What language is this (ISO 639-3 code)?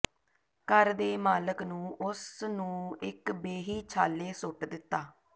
pan